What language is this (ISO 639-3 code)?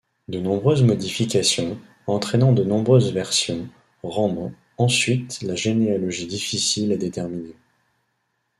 fra